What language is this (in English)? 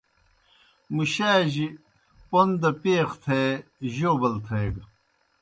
Kohistani Shina